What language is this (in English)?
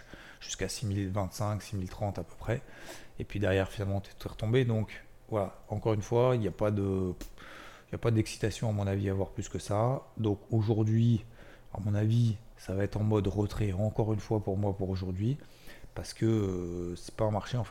French